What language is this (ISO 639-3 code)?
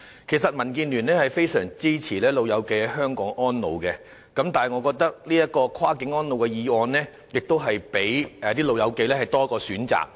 yue